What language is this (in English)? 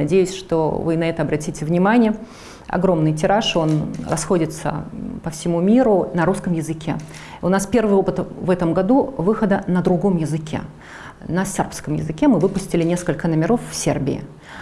Russian